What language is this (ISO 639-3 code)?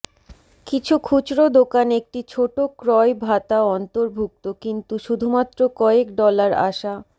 ben